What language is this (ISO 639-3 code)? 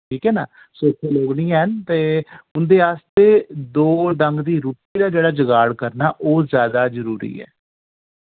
doi